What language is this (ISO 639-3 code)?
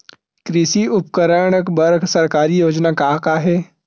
hne